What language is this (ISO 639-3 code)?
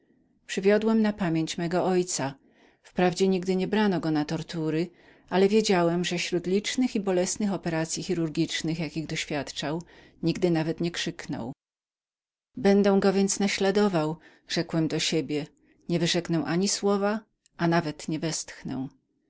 pol